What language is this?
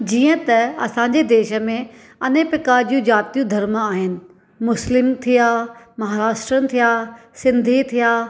Sindhi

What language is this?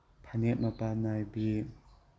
Manipuri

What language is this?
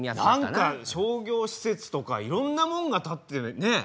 Japanese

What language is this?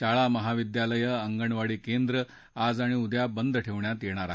Marathi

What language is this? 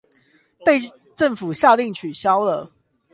Chinese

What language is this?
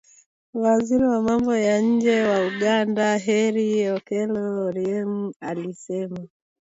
Swahili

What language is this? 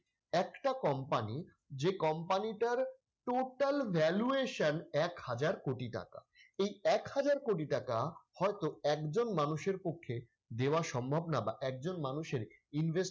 Bangla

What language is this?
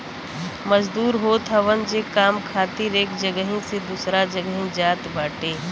Bhojpuri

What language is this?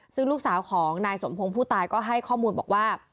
Thai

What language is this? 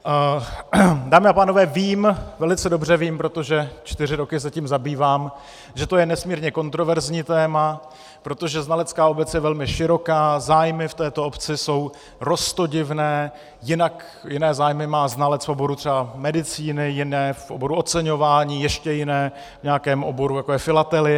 Czech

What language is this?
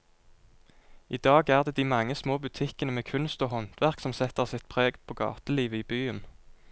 Norwegian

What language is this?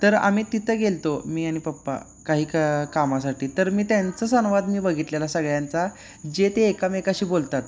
Marathi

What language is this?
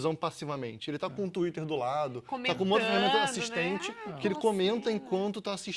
Portuguese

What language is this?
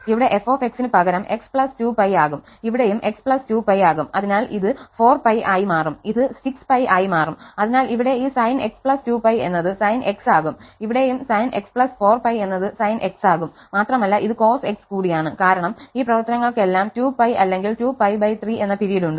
Malayalam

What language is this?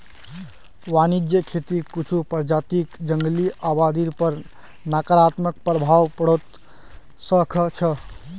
Magahi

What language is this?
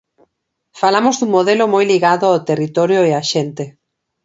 Galician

